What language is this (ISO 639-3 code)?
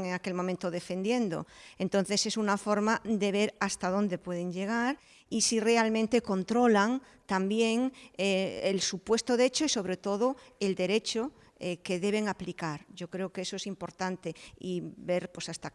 spa